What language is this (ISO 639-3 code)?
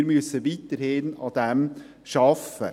gsw